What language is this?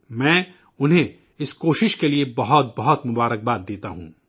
Urdu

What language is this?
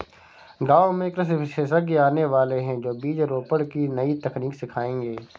Hindi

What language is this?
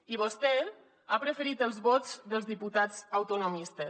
Catalan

